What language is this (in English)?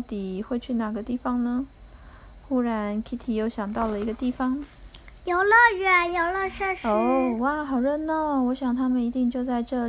Chinese